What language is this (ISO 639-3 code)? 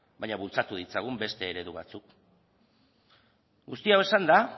eus